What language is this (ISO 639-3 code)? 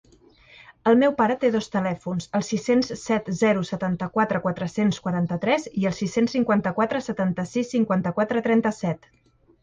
cat